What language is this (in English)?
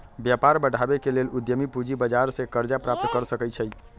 Magahi